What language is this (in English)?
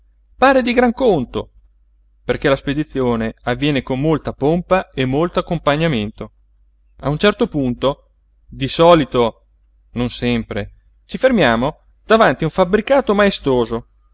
Italian